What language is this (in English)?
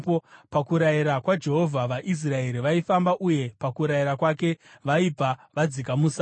Shona